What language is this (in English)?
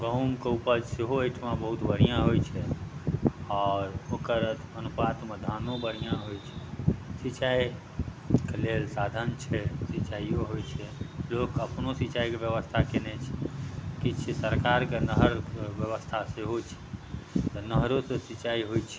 Maithili